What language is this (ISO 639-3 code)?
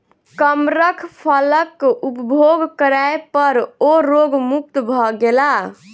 mai